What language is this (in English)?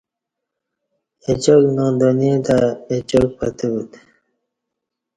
Kati